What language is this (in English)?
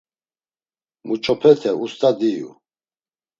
Laz